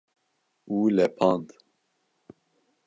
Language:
Kurdish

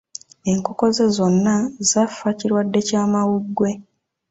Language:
Ganda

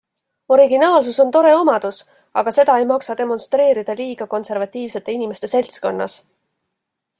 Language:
Estonian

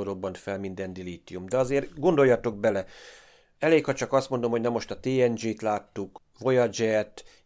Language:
Hungarian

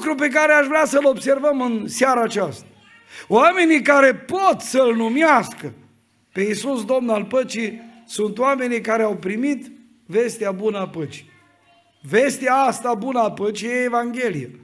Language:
Romanian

